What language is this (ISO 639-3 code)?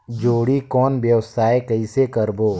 hne